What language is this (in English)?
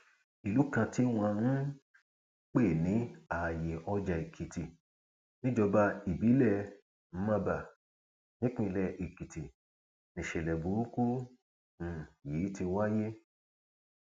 Yoruba